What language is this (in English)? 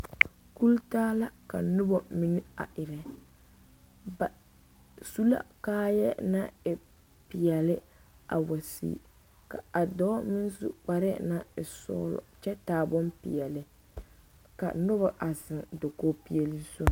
Southern Dagaare